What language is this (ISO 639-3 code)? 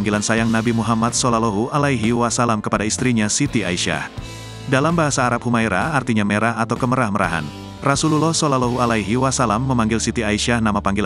ind